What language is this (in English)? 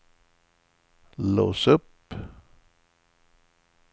Swedish